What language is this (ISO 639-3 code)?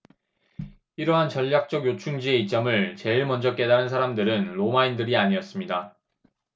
kor